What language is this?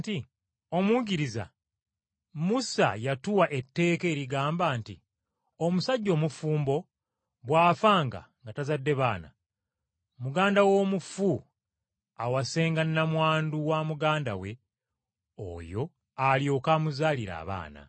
Ganda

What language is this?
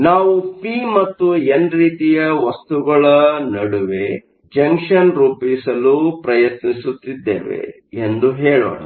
Kannada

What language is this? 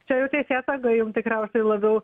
Lithuanian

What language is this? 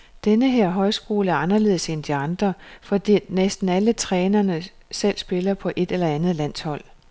Danish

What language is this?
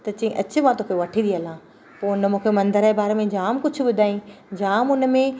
Sindhi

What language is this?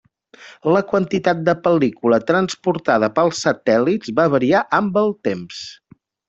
Catalan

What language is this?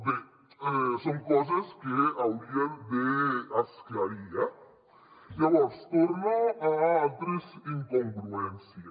Catalan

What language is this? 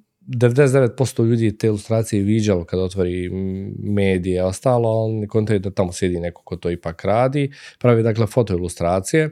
Croatian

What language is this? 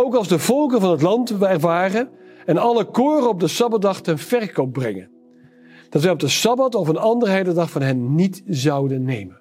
Dutch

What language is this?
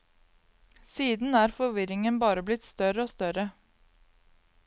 Norwegian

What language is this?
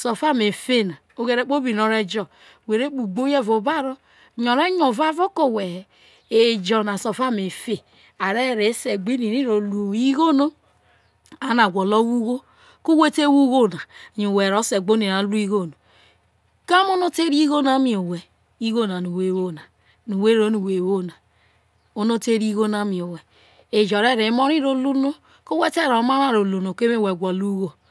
Isoko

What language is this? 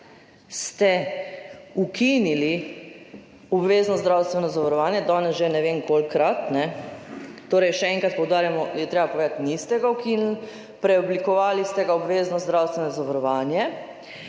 Slovenian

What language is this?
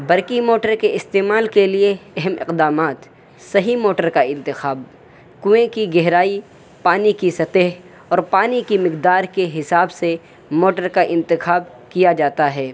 Urdu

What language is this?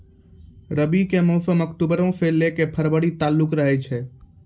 Maithili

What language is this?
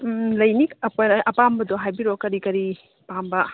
Manipuri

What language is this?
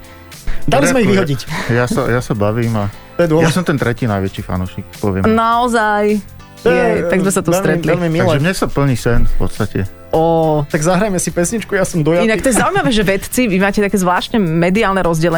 Slovak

